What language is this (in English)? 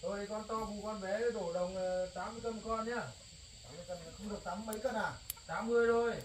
Vietnamese